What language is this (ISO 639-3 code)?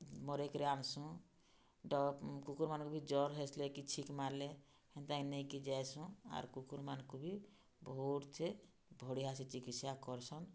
ori